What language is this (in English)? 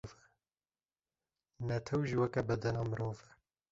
Kurdish